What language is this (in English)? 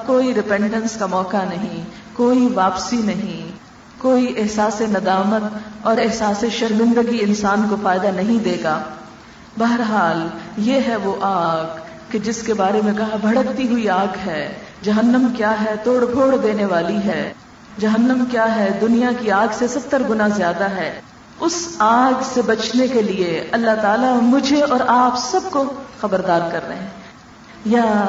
Urdu